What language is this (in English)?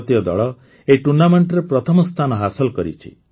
Odia